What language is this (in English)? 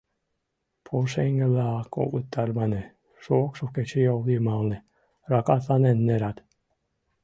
Mari